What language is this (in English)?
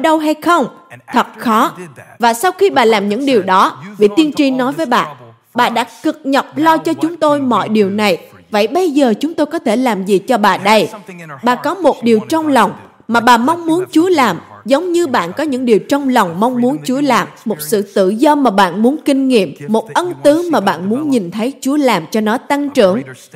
Vietnamese